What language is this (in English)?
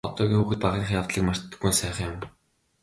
Mongolian